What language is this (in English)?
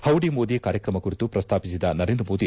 Kannada